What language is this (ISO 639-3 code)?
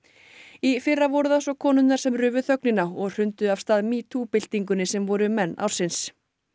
isl